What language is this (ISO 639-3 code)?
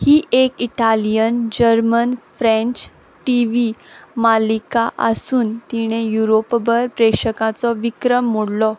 kok